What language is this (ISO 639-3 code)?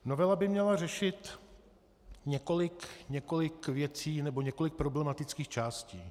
ces